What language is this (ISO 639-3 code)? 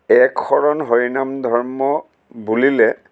asm